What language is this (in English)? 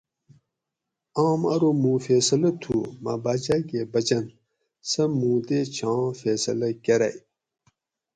Gawri